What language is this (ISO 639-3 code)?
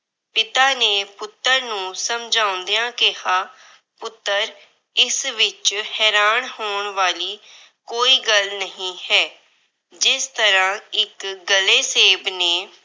pan